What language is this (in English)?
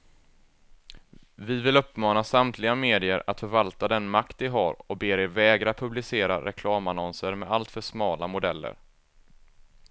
Swedish